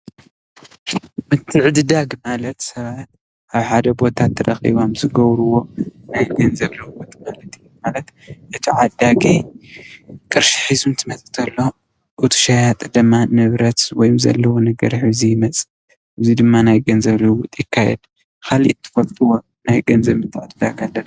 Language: Tigrinya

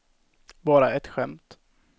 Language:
Swedish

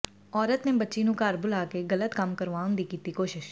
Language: Punjabi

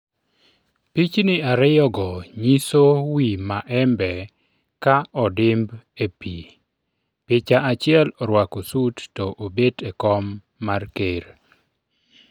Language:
Luo (Kenya and Tanzania)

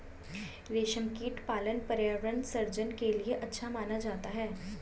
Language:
Hindi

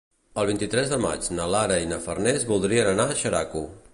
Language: Catalan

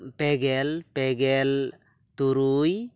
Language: Santali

